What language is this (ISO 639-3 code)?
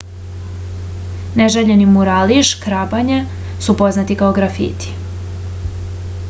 srp